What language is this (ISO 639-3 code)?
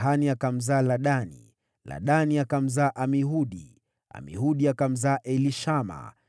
swa